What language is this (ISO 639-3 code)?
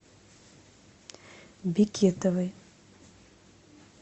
rus